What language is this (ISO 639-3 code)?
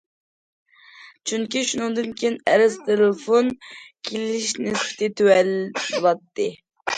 uig